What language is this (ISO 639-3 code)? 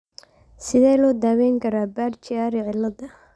som